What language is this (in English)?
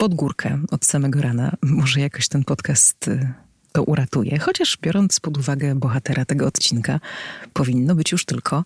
Polish